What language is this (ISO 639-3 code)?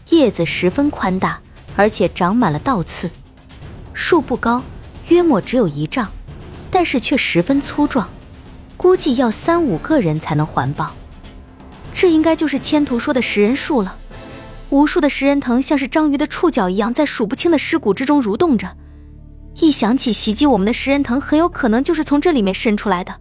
zho